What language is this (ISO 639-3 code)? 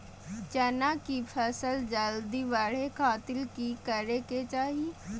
mag